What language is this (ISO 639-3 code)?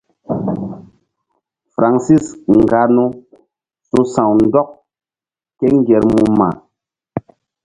mdd